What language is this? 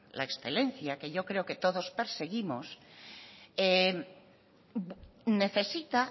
Spanish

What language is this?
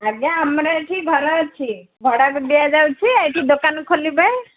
Odia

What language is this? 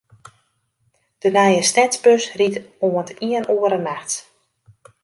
Western Frisian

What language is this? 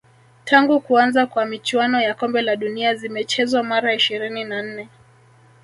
Swahili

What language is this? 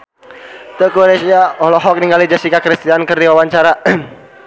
Sundanese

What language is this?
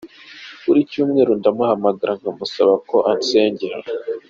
Kinyarwanda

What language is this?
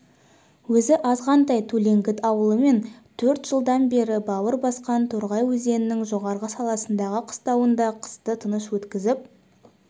Kazakh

